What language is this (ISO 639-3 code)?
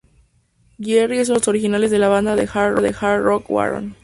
spa